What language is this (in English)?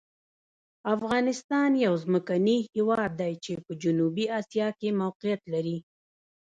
Pashto